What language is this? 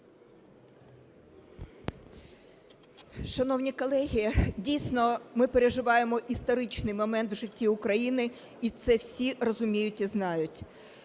Ukrainian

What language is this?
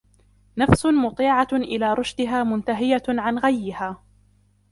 Arabic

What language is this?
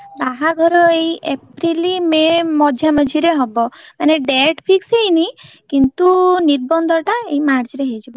Odia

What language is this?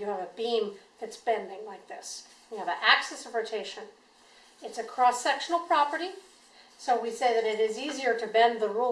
English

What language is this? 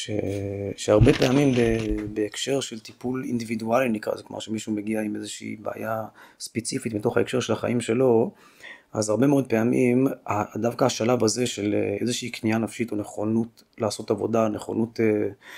Hebrew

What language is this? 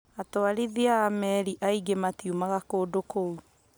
Kikuyu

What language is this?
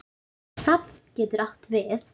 Icelandic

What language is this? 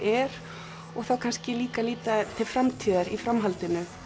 Icelandic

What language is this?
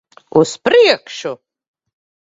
Latvian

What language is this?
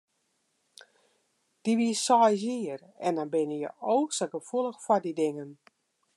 Western Frisian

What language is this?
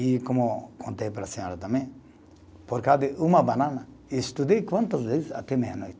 Portuguese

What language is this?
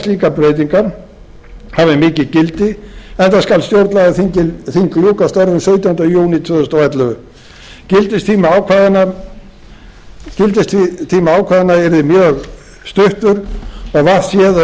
Icelandic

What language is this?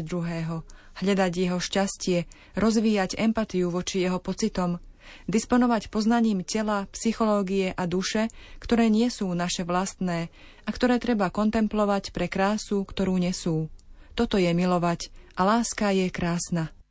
Slovak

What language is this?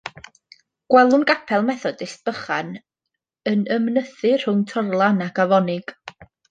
Welsh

